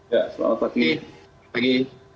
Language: Indonesian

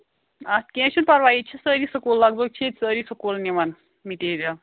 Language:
Kashmiri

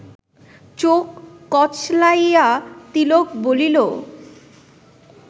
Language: Bangla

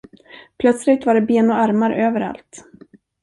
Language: Swedish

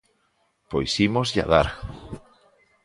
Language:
Galician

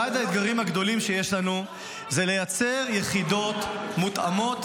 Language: Hebrew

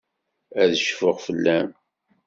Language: Kabyle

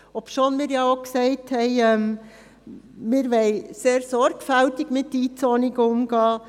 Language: Swiss German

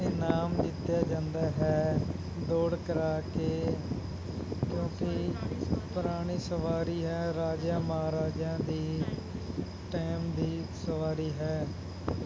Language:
Punjabi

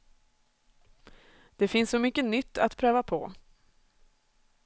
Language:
Swedish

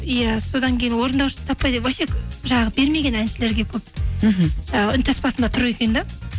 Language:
Kazakh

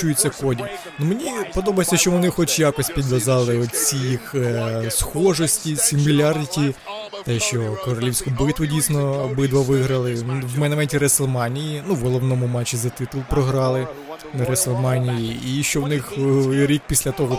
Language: Ukrainian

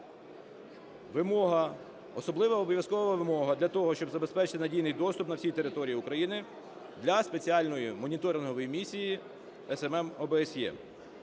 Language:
Ukrainian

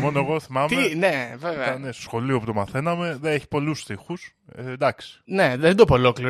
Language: Greek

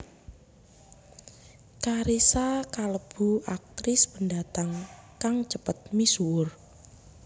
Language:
Javanese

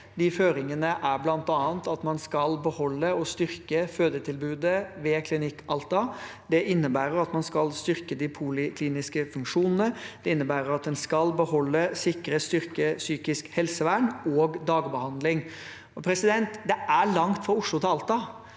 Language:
Norwegian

